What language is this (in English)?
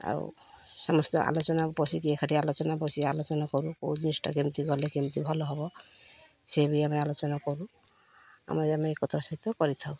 Odia